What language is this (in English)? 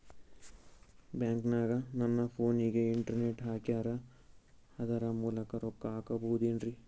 Kannada